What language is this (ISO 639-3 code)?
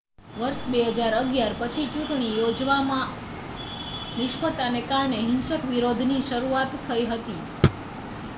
guj